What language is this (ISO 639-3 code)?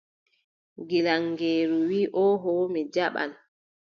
fub